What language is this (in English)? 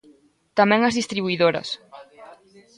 Galician